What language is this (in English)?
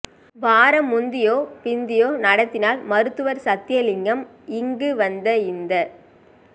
Tamil